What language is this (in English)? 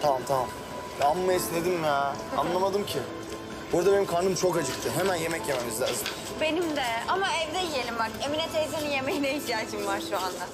Turkish